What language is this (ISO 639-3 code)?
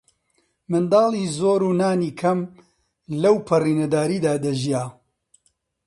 ckb